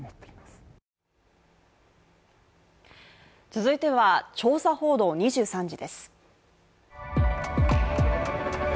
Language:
Japanese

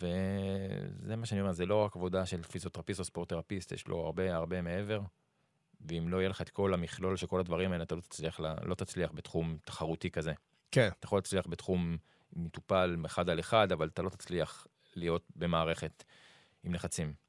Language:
Hebrew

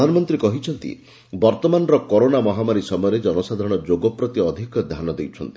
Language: Odia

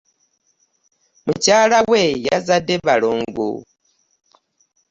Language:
Ganda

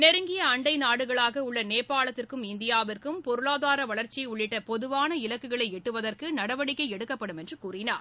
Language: Tamil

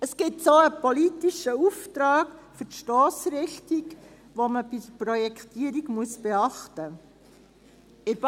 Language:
Swiss German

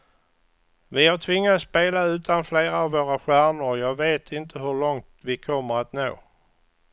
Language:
Swedish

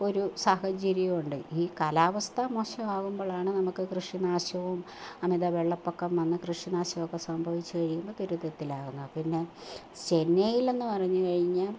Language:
Malayalam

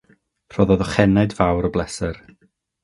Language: Welsh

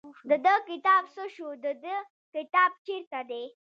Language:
Pashto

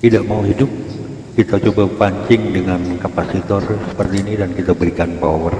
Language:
Indonesian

